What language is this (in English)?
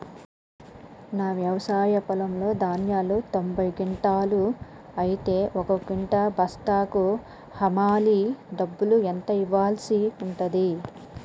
Telugu